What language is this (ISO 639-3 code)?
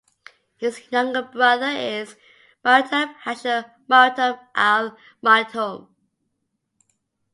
eng